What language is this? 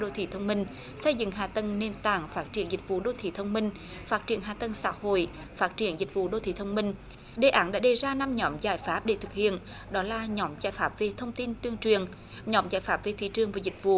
Vietnamese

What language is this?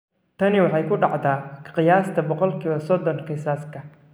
Somali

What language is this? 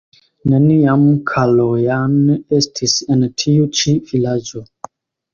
Esperanto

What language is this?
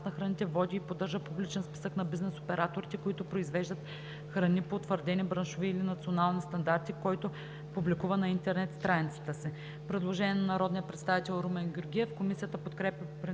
Bulgarian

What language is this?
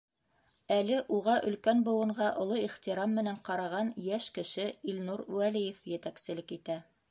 Bashkir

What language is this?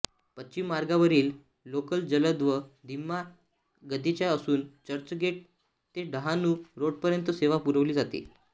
Marathi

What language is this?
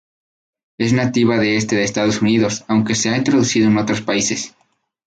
Spanish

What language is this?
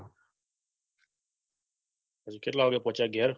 Gujarati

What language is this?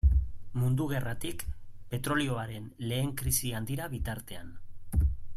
Basque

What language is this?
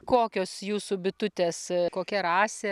Lithuanian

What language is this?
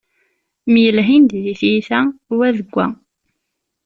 Kabyle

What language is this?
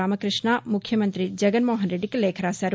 Telugu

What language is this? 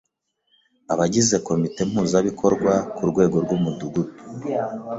Kinyarwanda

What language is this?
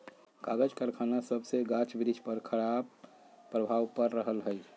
Magahi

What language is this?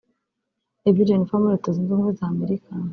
Kinyarwanda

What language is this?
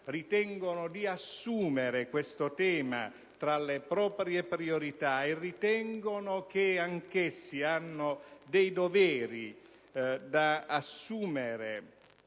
Italian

